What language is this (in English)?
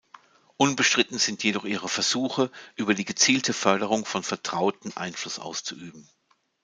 German